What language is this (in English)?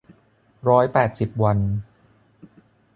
Thai